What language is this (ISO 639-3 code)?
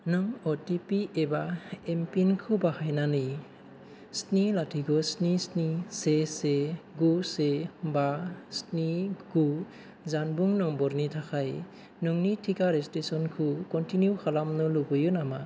brx